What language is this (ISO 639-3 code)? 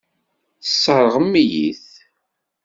kab